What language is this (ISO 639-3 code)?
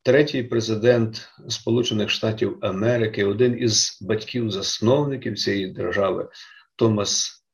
ukr